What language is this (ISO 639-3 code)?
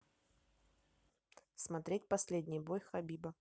rus